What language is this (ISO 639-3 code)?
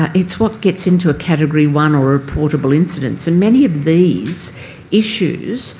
eng